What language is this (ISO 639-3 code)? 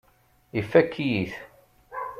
kab